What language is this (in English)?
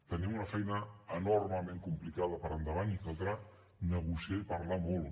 Catalan